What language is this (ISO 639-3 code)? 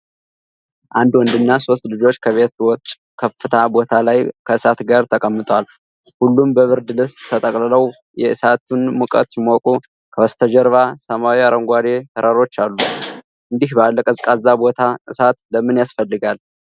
amh